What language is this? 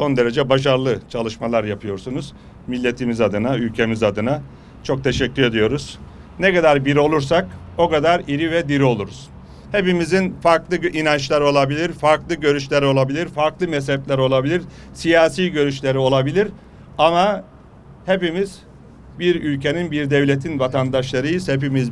Turkish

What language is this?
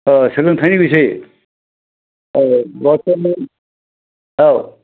Bodo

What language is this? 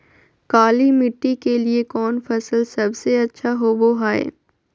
Magahi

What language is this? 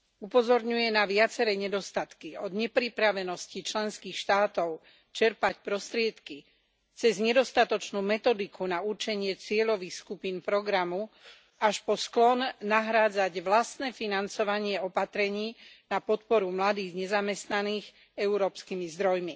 Slovak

